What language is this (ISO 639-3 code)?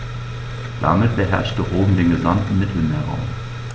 deu